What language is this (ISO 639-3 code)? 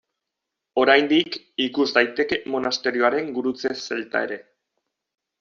eus